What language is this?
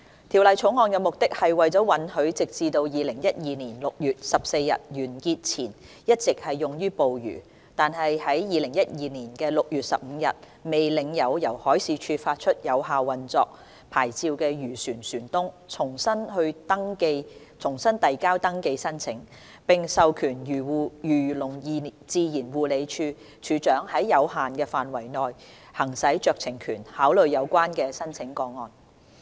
Cantonese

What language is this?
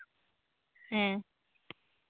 Santali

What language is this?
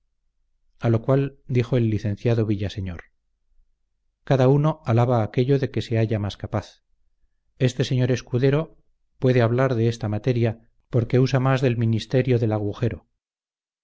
Spanish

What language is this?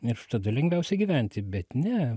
Lithuanian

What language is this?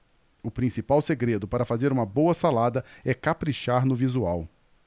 Portuguese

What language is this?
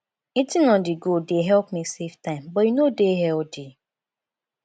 Nigerian Pidgin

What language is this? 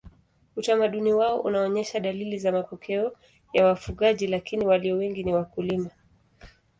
Swahili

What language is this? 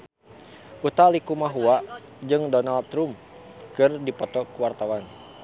Sundanese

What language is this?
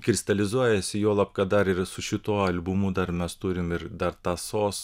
Lithuanian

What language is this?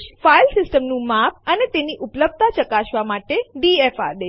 Gujarati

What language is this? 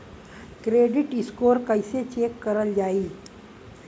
Bhojpuri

